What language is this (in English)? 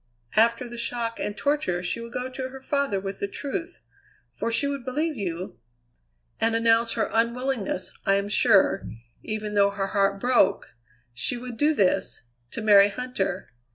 English